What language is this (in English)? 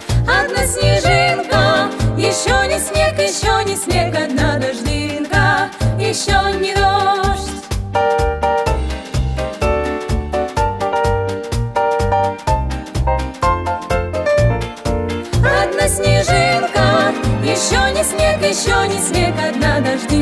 Portuguese